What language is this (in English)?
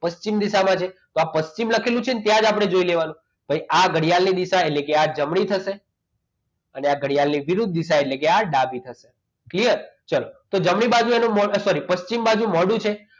Gujarati